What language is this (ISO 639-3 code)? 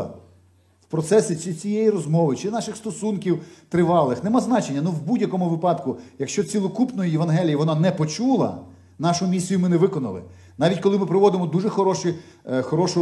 ukr